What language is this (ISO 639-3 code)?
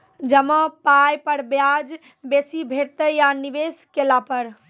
mai